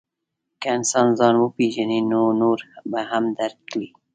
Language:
Pashto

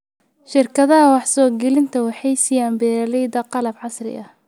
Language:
Somali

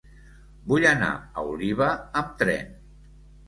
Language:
Catalan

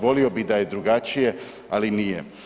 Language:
Croatian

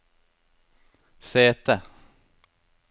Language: Norwegian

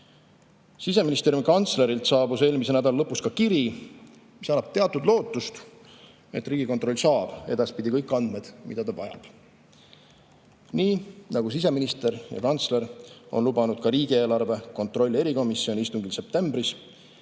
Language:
Estonian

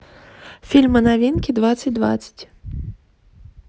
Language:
Russian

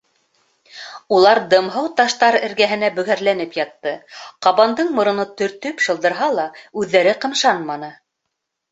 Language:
Bashkir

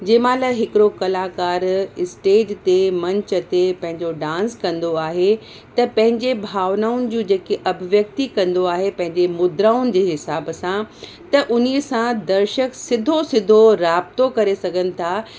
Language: Sindhi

